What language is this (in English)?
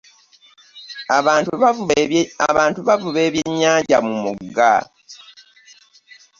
Ganda